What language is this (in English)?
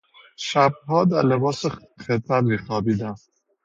Persian